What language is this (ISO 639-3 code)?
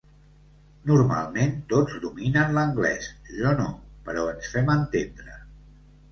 cat